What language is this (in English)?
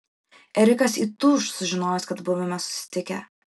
Lithuanian